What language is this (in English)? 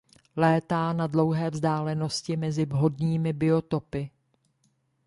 Czech